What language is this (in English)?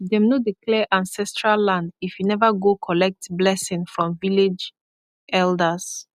Nigerian Pidgin